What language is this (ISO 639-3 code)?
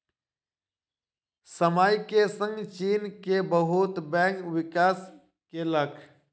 mai